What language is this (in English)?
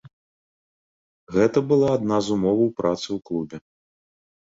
Belarusian